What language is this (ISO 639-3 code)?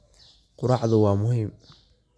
som